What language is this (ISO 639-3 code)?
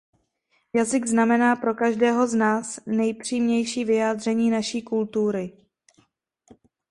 ces